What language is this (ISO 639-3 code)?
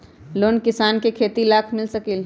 mag